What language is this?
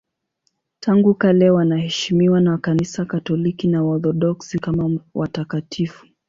Swahili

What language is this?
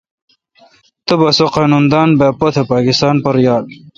Kalkoti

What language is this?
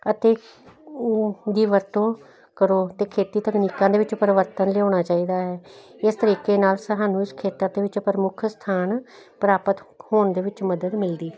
Punjabi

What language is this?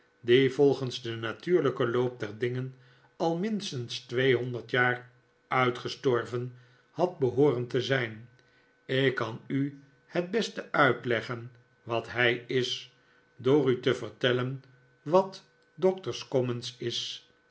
Dutch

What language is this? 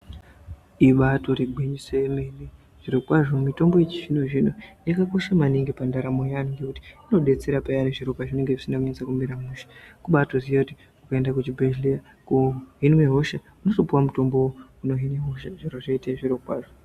Ndau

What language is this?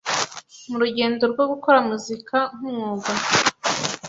Kinyarwanda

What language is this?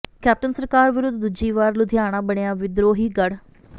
Punjabi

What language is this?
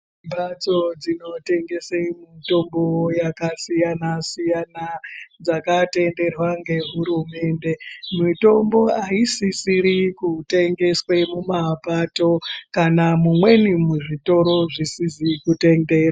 Ndau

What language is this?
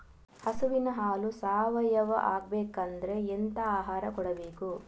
Kannada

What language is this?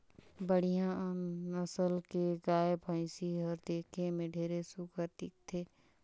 Chhattisgarhi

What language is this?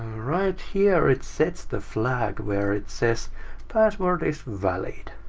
English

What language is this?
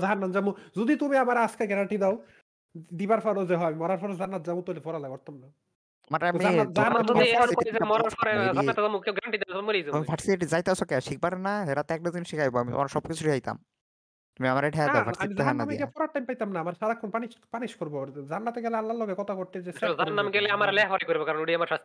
Bangla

